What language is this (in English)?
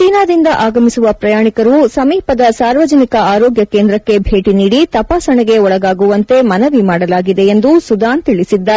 Kannada